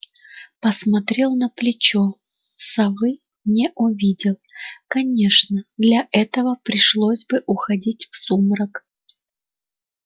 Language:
Russian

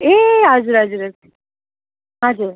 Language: Nepali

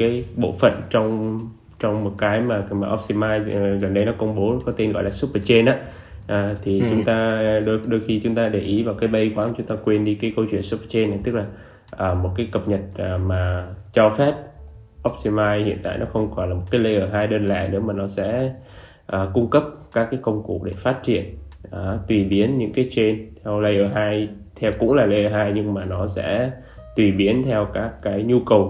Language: Vietnamese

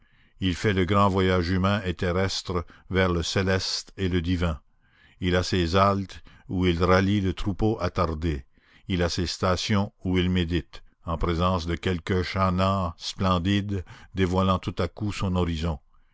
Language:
French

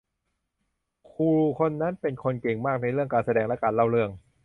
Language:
Thai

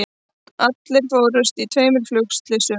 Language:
Icelandic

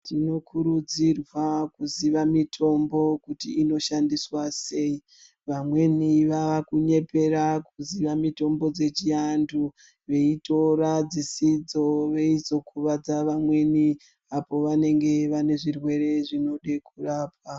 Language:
Ndau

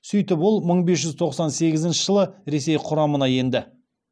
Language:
Kazakh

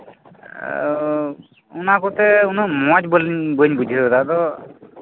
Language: Santali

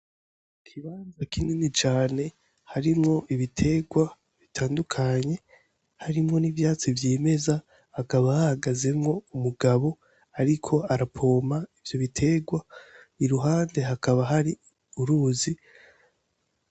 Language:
Rundi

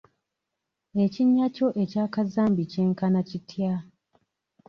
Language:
Ganda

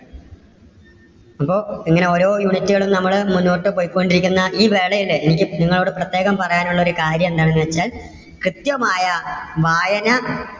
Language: Malayalam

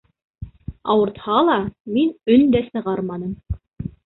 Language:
Bashkir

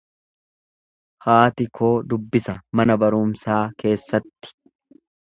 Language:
Oromo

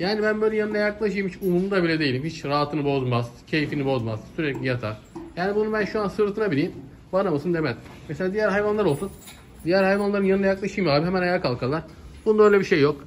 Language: Turkish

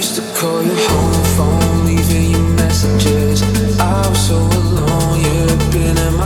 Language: Italian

